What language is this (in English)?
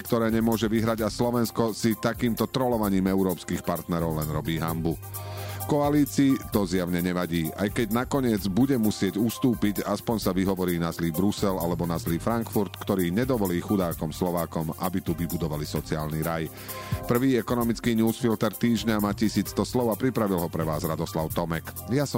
Slovak